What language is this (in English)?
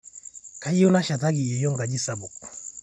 Masai